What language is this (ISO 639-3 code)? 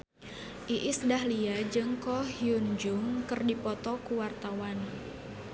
sun